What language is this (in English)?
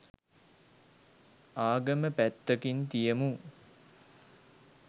Sinhala